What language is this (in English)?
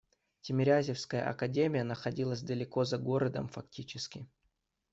Russian